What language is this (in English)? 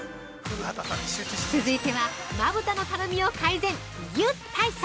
Japanese